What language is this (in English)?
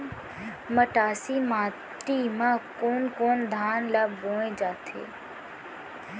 Chhattisgarhi